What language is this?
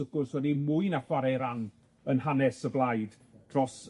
Welsh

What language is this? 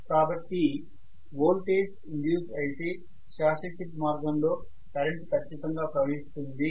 Telugu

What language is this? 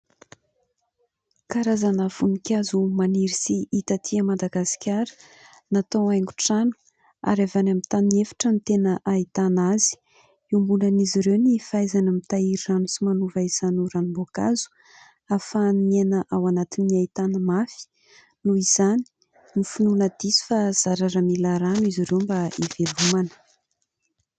Malagasy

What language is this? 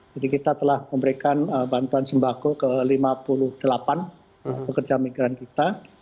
Indonesian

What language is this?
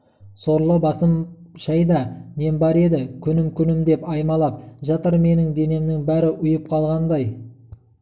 Kazakh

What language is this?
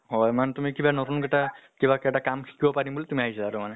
Assamese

